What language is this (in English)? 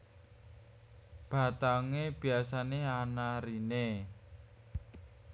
Javanese